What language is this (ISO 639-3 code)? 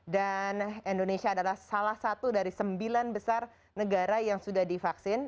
ind